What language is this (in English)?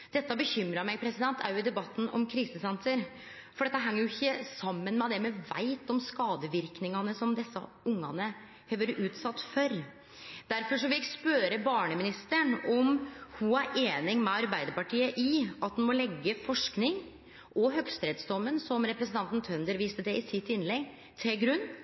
Norwegian Nynorsk